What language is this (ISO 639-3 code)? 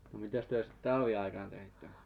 fin